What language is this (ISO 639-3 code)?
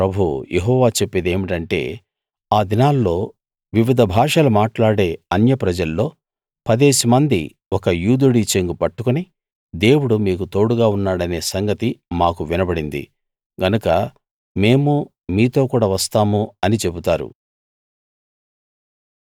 tel